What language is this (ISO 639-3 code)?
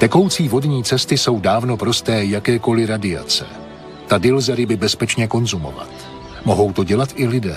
ces